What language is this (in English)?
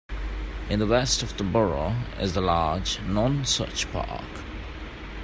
English